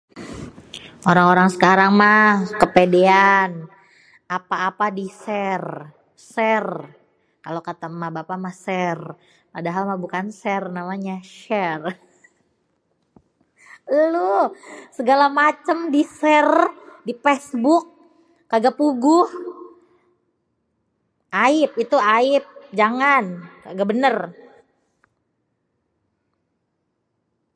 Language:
Betawi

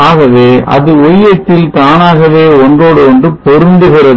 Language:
Tamil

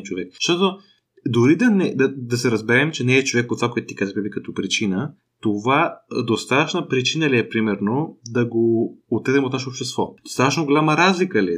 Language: Bulgarian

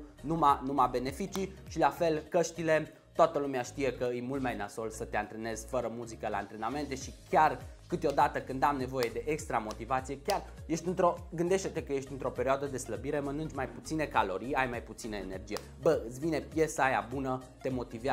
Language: Romanian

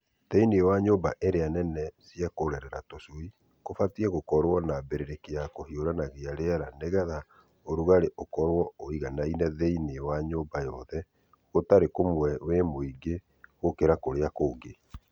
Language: Kikuyu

